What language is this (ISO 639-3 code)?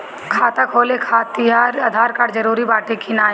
bho